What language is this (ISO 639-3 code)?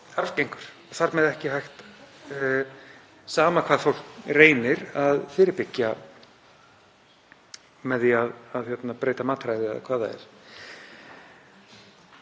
isl